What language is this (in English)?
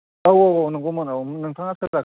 Bodo